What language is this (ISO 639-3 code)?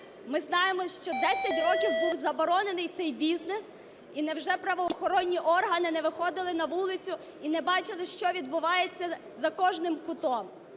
ukr